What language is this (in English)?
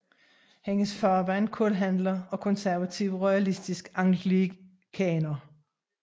Danish